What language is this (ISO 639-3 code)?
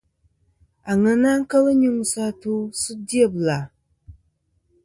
bkm